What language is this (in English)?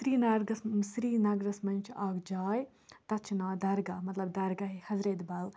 Kashmiri